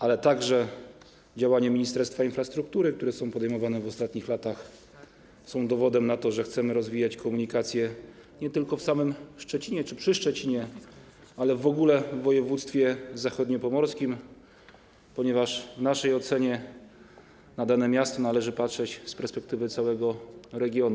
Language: Polish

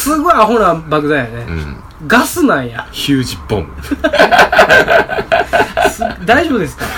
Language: Japanese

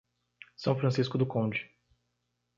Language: Portuguese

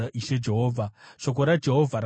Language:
Shona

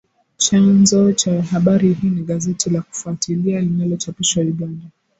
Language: Swahili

